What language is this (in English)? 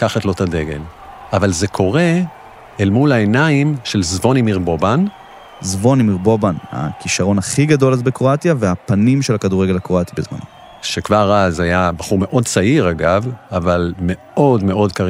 Hebrew